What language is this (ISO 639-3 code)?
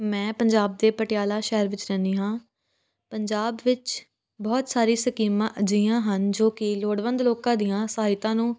pan